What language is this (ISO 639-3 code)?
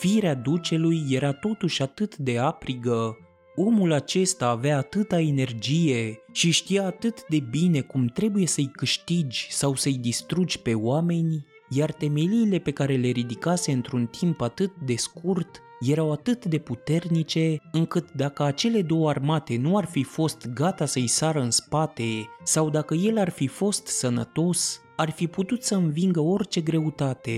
ron